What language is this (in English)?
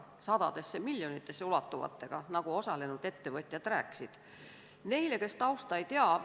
Estonian